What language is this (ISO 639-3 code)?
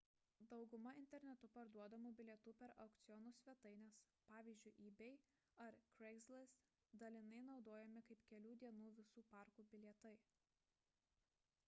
lit